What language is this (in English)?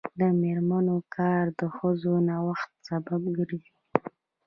Pashto